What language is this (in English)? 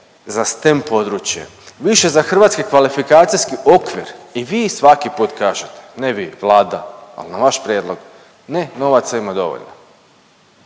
Croatian